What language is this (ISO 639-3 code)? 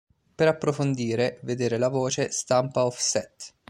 ita